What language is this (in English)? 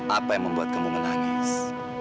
Indonesian